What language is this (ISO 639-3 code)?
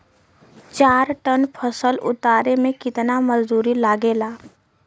bho